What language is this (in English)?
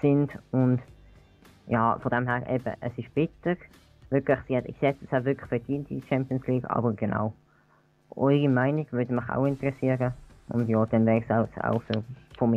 German